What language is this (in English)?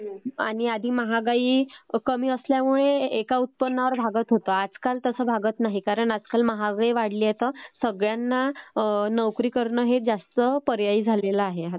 Marathi